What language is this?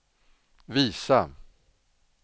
Swedish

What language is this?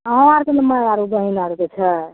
Maithili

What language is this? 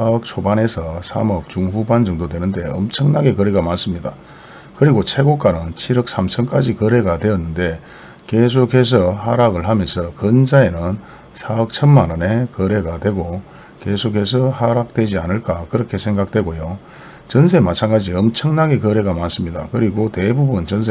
Korean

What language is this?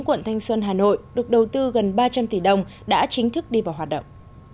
Vietnamese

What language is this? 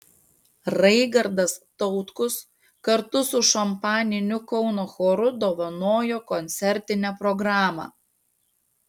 Lithuanian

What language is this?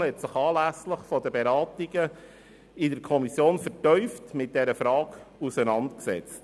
Swiss German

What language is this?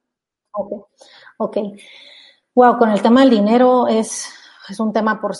Spanish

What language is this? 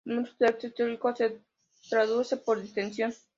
Spanish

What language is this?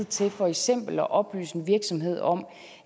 Danish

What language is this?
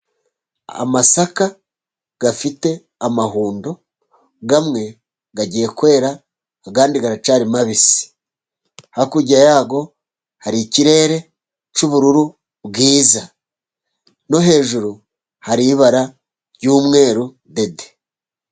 Kinyarwanda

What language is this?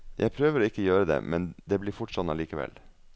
Norwegian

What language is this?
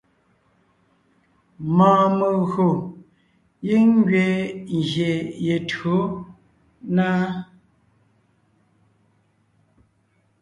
Ngiemboon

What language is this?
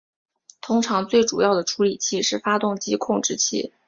Chinese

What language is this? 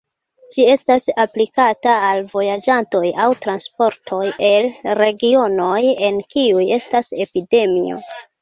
Esperanto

